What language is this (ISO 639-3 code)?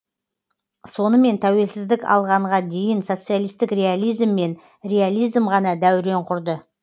kaz